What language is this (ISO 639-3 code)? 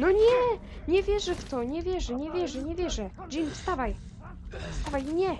pol